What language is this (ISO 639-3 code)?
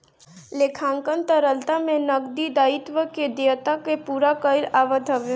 bho